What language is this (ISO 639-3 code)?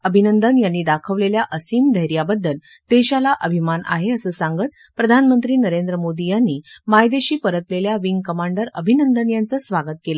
mar